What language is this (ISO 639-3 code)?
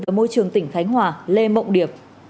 vie